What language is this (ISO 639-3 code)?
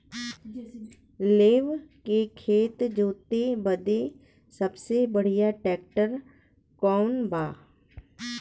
bho